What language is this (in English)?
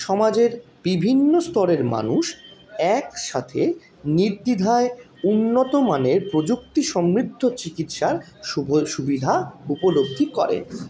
Bangla